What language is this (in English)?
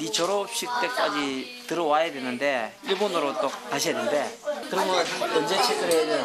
Korean